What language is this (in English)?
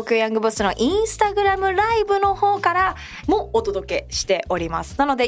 Japanese